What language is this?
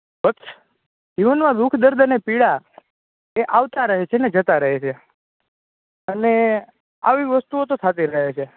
Gujarati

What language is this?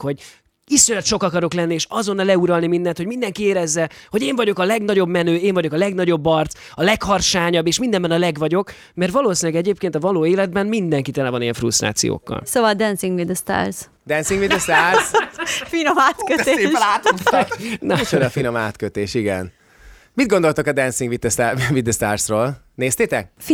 Hungarian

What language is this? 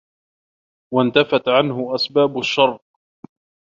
Arabic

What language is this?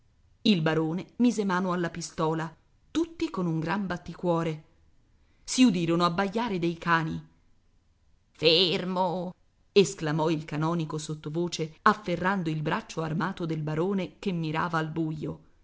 Italian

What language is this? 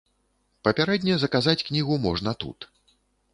Belarusian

